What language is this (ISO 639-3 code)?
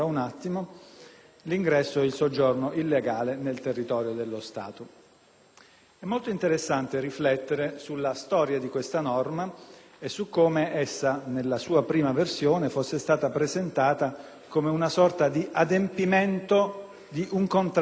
ita